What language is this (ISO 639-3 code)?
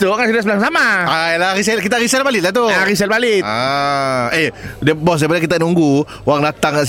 msa